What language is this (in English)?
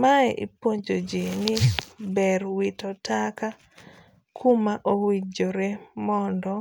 Luo (Kenya and Tanzania)